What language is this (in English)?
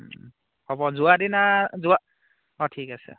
Assamese